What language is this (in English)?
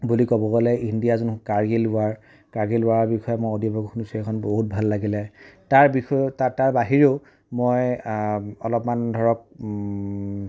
Assamese